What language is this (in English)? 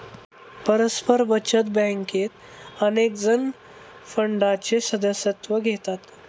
Marathi